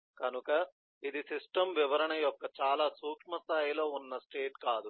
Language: Telugu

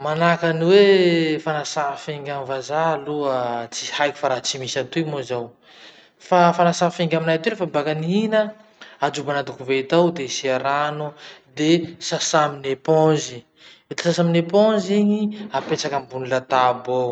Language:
Masikoro Malagasy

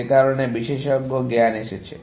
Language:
Bangla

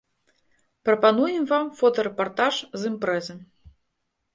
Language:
Belarusian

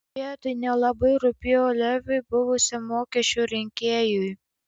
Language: Lithuanian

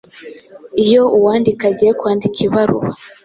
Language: Kinyarwanda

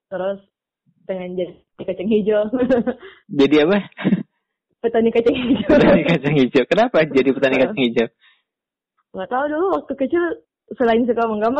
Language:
Indonesian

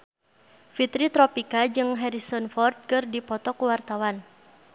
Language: Sundanese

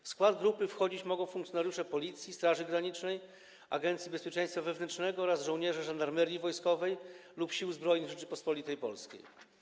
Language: Polish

